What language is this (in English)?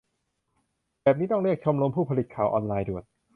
Thai